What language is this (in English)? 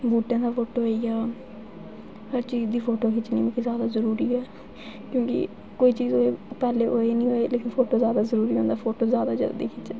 Dogri